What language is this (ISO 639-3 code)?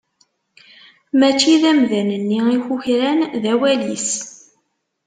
kab